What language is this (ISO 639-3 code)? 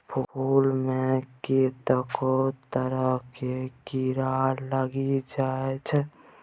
mai